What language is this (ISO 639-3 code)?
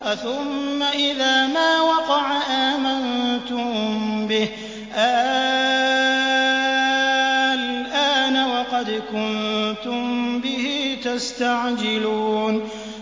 ara